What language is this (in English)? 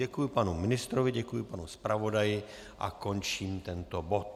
Czech